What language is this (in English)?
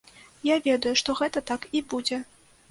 Belarusian